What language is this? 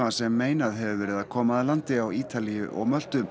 Icelandic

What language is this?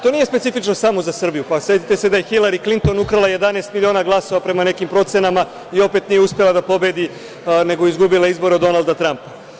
Serbian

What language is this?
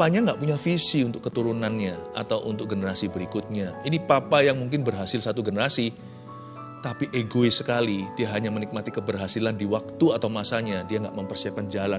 Indonesian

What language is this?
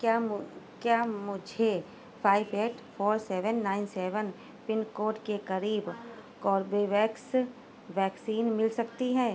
Urdu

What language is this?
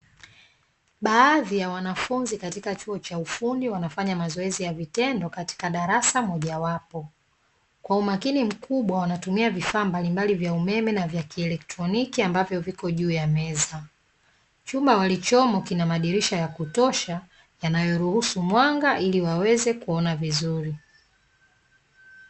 Swahili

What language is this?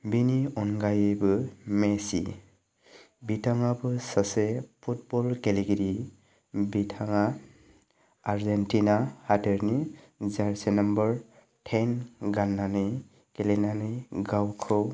Bodo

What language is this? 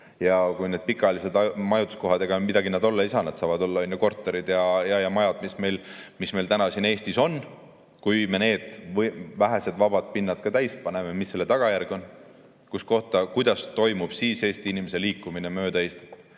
Estonian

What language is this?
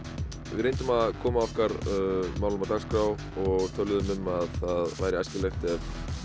Icelandic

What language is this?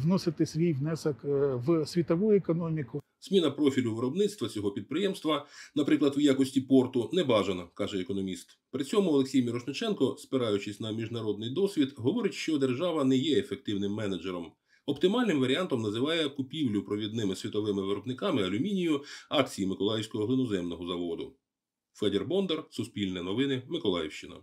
Ukrainian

